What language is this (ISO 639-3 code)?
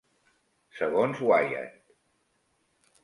cat